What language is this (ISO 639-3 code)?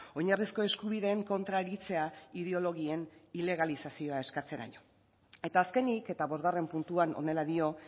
eus